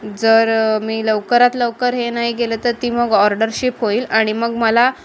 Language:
Marathi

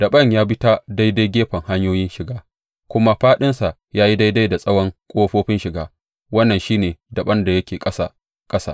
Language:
Hausa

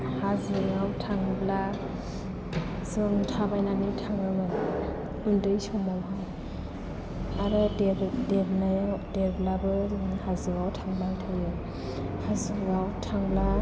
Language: Bodo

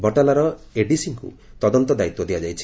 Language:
Odia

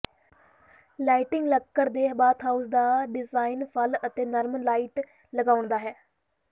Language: Punjabi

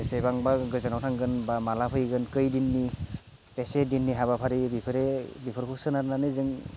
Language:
Bodo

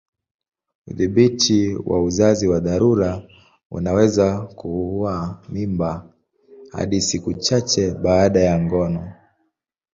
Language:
Swahili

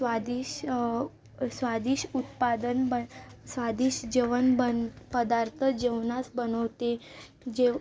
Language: Marathi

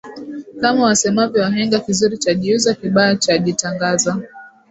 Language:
Swahili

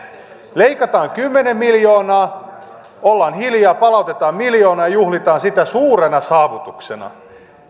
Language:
Finnish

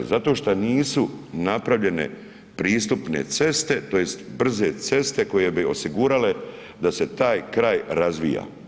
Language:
Croatian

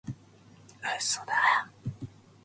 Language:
Japanese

